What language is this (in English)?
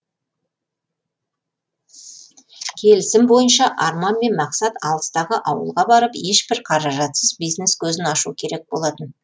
Kazakh